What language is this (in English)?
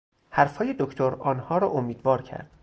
Persian